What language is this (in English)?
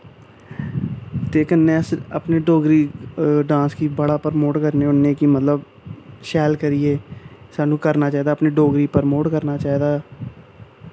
Dogri